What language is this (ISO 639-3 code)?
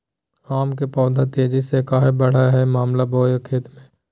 mag